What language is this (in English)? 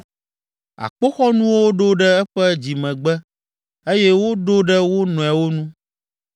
Ewe